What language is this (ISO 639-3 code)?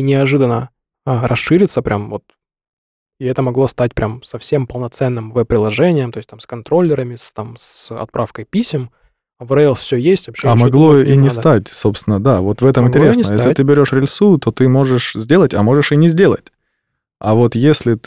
rus